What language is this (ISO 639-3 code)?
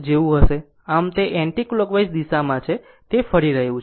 guj